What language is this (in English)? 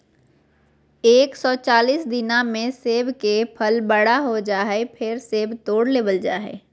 Magahi